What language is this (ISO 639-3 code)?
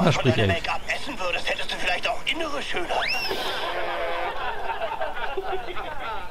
deu